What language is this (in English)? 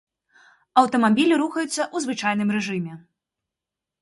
Belarusian